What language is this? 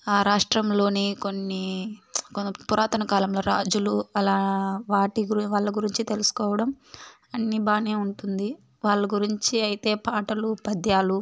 Telugu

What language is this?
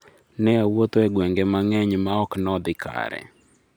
Luo (Kenya and Tanzania)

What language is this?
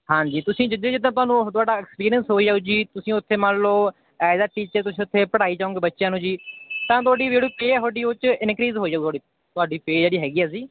Punjabi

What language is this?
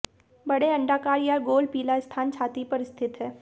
Hindi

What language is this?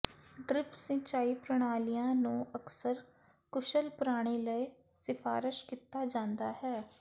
Punjabi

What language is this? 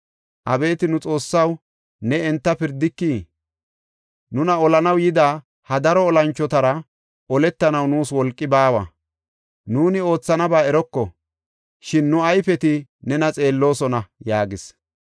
Gofa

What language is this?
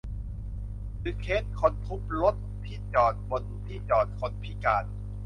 Thai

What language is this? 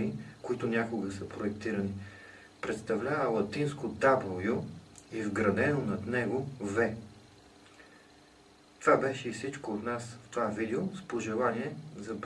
Dutch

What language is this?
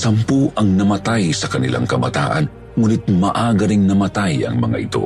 Filipino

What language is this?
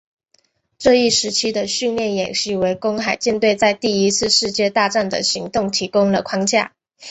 Chinese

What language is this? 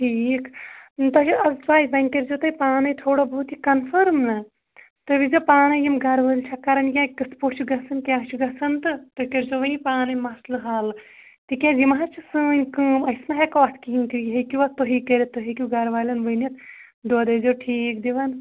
Kashmiri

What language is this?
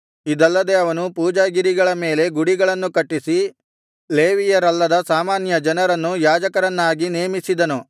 Kannada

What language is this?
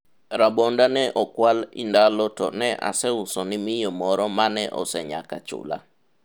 Luo (Kenya and Tanzania)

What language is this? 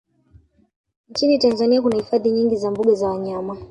Swahili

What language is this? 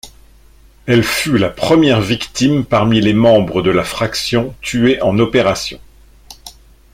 French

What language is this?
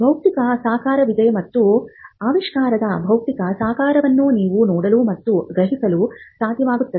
Kannada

